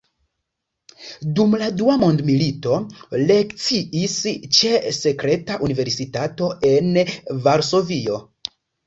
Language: Esperanto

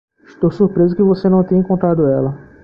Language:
Portuguese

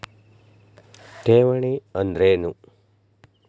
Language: Kannada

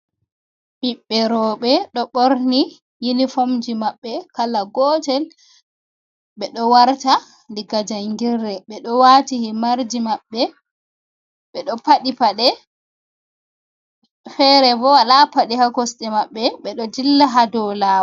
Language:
Fula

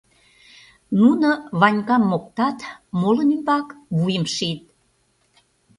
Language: Mari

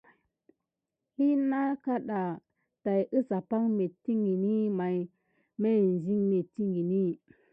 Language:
Gidar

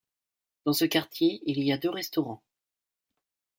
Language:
French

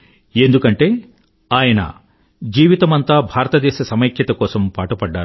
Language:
Telugu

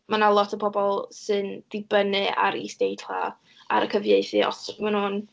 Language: Welsh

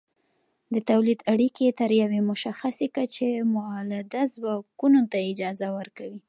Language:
Pashto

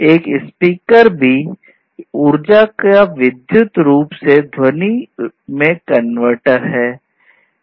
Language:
Hindi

